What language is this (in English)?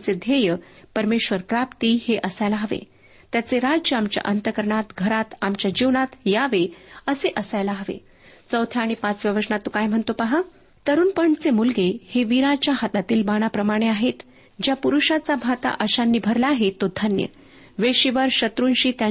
Marathi